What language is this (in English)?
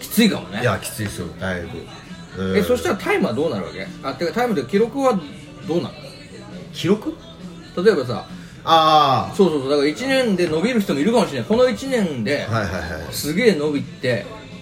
Japanese